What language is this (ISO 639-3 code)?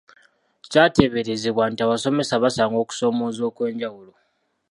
lug